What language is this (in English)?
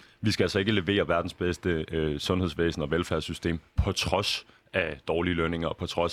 Danish